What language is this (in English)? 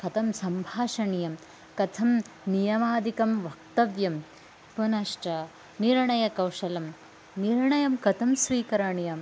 Sanskrit